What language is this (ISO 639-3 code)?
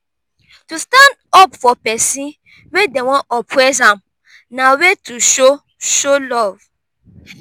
pcm